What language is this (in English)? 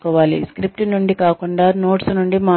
Telugu